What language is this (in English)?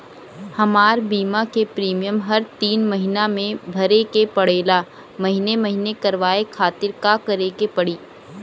Bhojpuri